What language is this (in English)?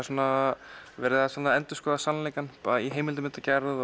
Icelandic